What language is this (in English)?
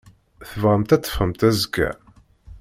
Kabyle